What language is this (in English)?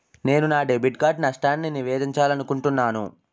Telugu